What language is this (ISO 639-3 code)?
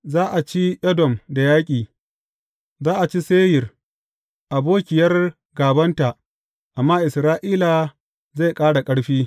hau